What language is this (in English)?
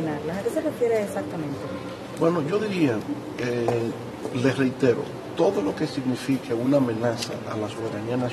Spanish